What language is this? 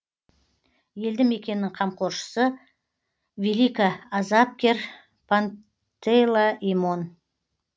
Kazakh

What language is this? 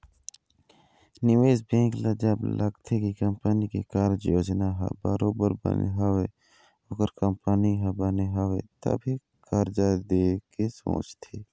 Chhattisgarhi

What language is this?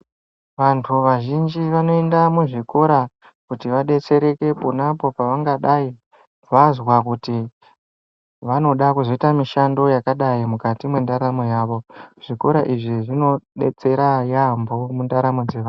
Ndau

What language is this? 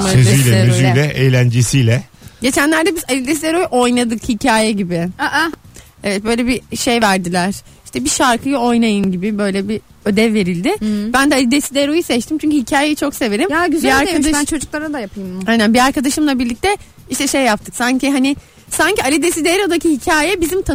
Turkish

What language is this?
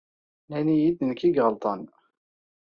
Kabyle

